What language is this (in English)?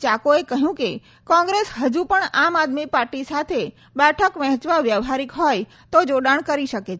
Gujarati